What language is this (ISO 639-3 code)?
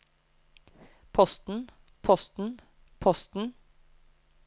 nor